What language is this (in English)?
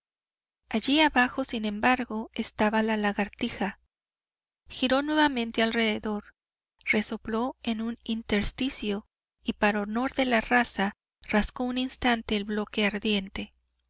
Spanish